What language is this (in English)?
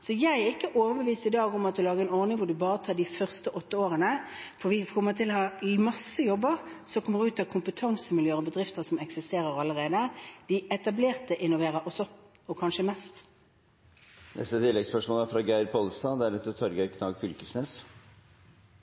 Norwegian